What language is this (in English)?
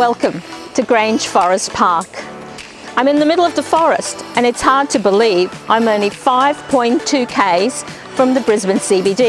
English